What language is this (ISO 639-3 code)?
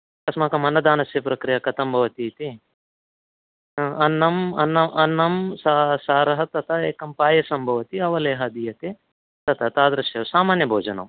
san